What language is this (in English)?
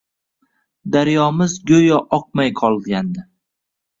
Uzbek